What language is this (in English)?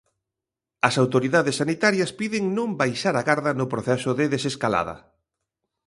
Galician